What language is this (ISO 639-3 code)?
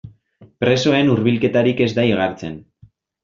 eus